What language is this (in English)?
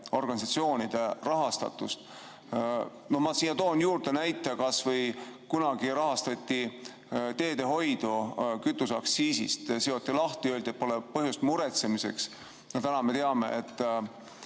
Estonian